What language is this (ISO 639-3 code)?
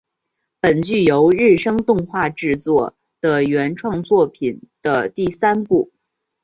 zho